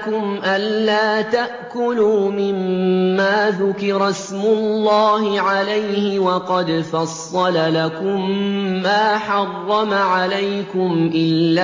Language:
Arabic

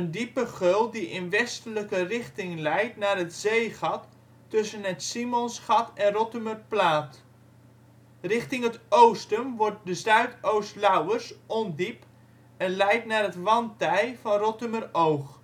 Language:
Dutch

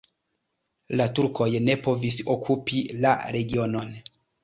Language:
Esperanto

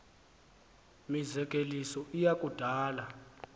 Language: Xhosa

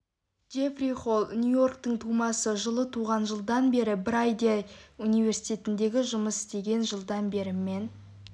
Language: Kazakh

